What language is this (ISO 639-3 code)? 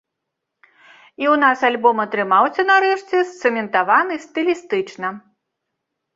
bel